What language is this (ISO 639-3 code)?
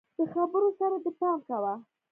pus